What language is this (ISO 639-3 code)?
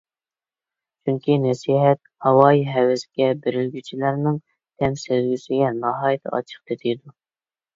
uig